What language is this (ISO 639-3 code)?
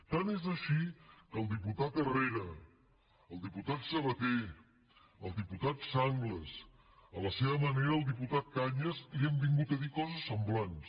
cat